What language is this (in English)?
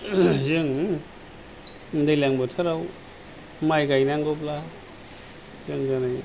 Bodo